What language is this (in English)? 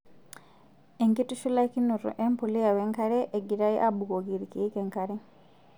Masai